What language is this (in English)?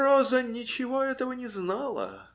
Russian